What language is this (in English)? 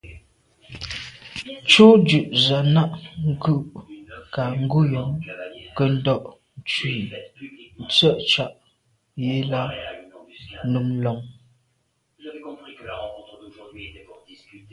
Medumba